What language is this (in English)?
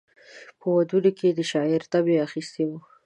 Pashto